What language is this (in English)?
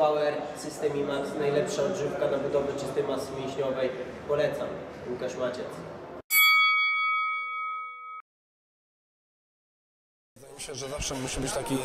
Polish